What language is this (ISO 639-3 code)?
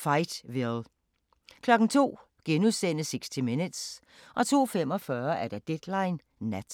dan